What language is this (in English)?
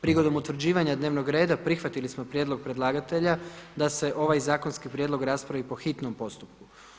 Croatian